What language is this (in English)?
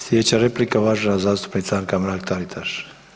Croatian